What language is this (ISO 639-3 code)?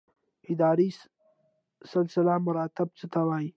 pus